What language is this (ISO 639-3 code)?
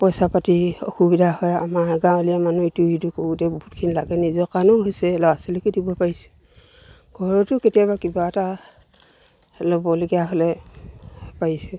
asm